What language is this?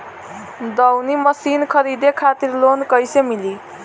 Bhojpuri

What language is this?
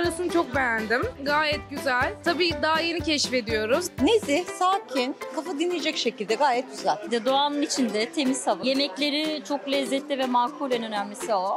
Turkish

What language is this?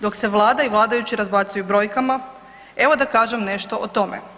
Croatian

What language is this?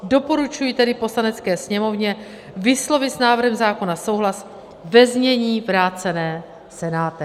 Czech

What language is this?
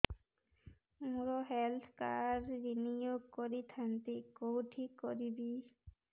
Odia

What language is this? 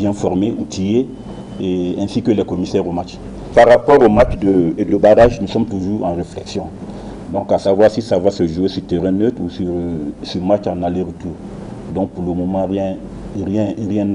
French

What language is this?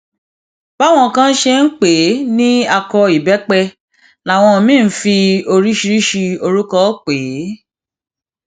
Yoruba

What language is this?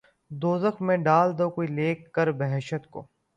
Urdu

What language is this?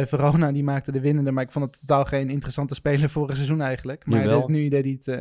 Dutch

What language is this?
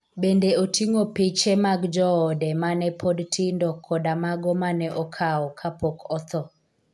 Luo (Kenya and Tanzania)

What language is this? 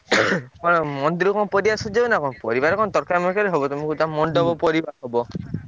Odia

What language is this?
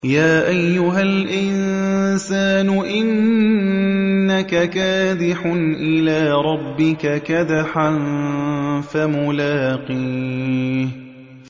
Arabic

